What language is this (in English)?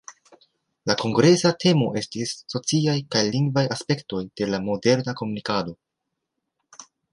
Esperanto